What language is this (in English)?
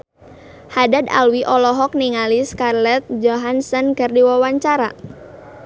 Sundanese